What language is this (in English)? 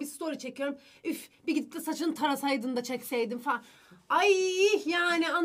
Turkish